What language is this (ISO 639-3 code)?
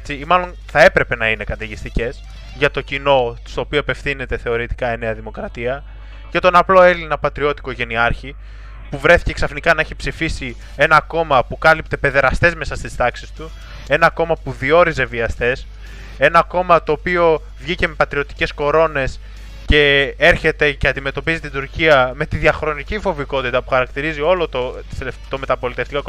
ell